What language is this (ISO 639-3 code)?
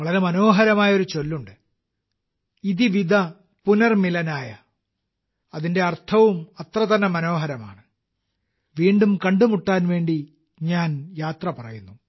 mal